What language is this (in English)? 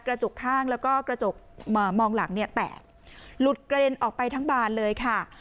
Thai